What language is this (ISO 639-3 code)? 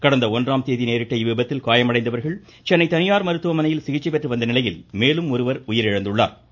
tam